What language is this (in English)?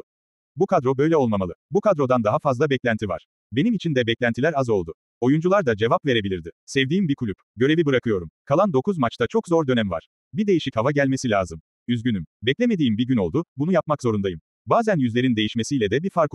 Turkish